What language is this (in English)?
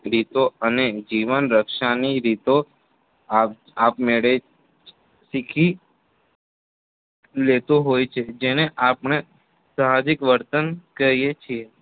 Gujarati